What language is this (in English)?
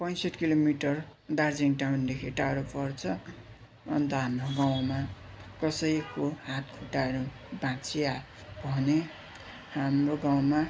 Nepali